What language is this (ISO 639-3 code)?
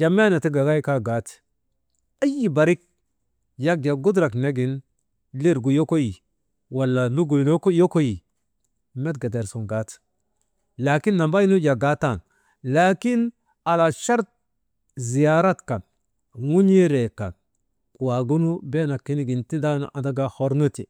mde